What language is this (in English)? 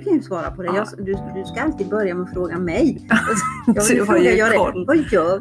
Swedish